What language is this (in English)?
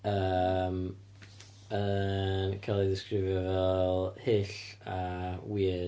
Welsh